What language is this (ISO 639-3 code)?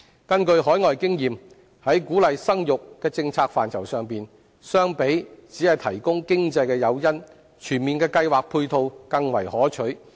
yue